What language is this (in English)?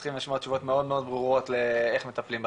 Hebrew